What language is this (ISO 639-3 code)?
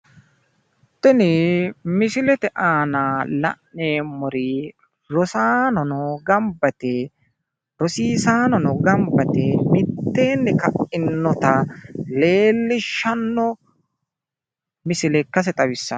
sid